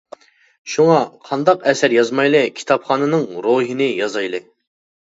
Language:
Uyghur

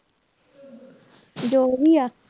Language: Punjabi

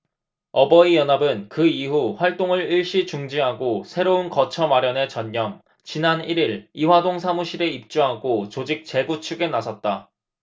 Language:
Korean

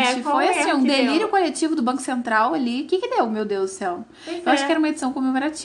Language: Portuguese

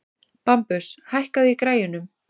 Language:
Icelandic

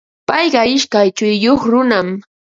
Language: Ambo-Pasco Quechua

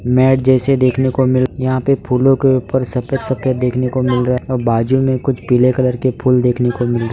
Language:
Hindi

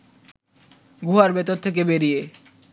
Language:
Bangla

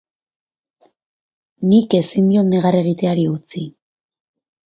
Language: Basque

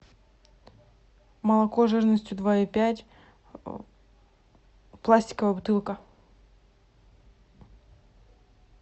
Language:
Russian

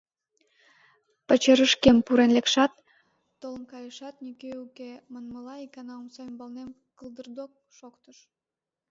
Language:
Mari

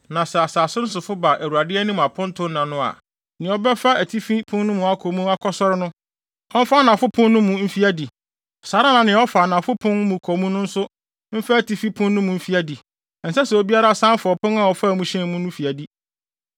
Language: Akan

